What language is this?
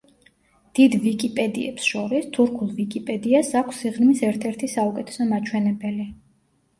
Georgian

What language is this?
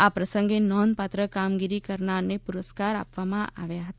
Gujarati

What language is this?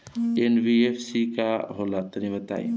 Bhojpuri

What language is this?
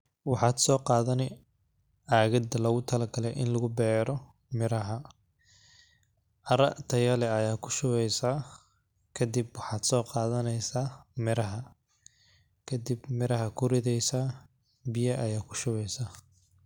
Somali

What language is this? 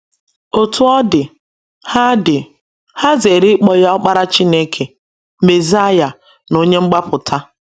Igbo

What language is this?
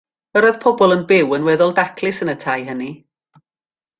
Welsh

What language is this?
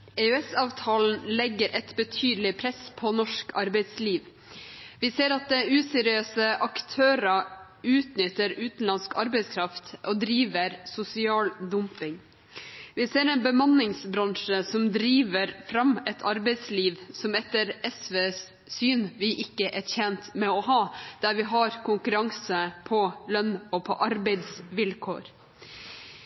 Norwegian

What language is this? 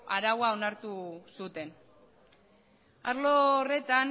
Basque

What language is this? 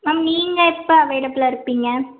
Tamil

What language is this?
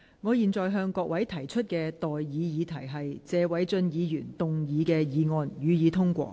Cantonese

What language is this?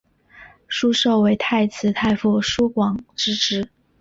Chinese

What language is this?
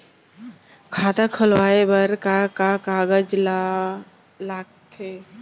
Chhattisgarhi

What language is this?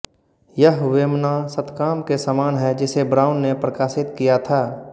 Hindi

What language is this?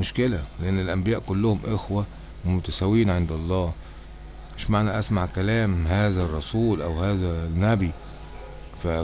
Arabic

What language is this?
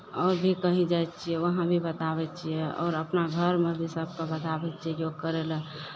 Maithili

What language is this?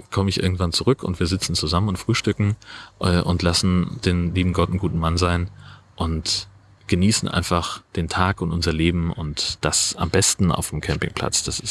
German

